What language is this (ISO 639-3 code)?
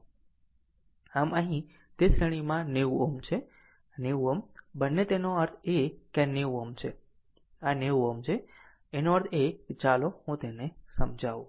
guj